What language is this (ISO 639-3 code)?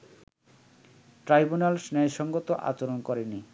ben